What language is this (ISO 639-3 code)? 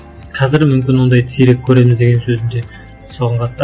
kaz